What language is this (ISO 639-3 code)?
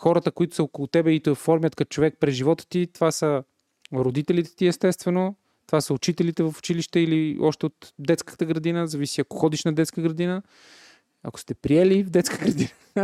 bul